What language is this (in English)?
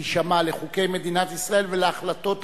Hebrew